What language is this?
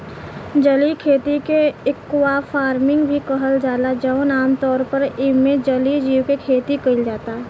Bhojpuri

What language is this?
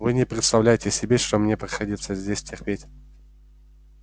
Russian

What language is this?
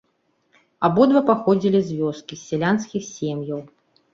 Belarusian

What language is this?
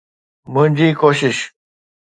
Sindhi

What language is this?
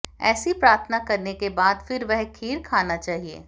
Hindi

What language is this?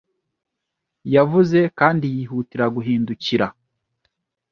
Kinyarwanda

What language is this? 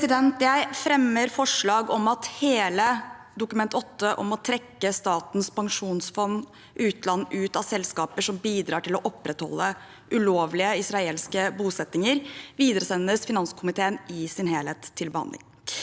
Norwegian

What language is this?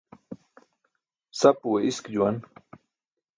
Burushaski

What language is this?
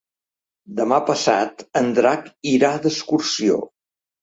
Catalan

